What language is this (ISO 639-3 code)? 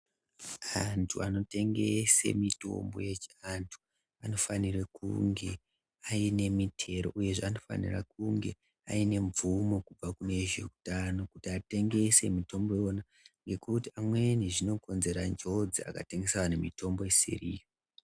ndc